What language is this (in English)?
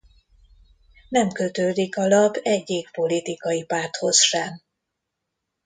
Hungarian